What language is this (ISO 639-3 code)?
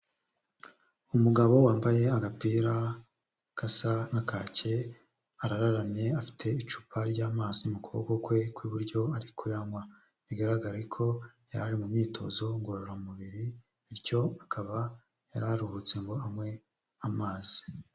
kin